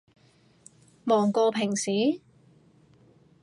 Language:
Cantonese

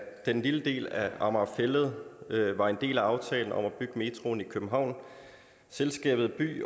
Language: Danish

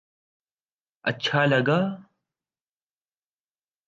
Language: Urdu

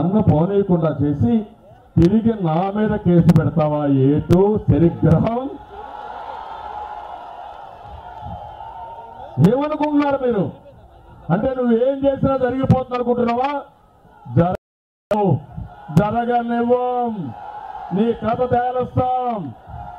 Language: Turkish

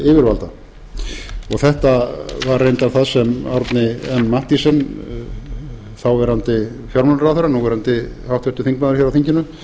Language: Icelandic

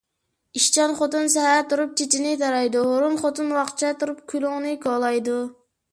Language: Uyghur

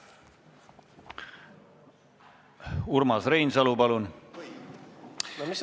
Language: Estonian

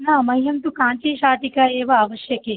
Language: Sanskrit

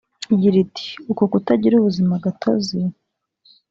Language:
Kinyarwanda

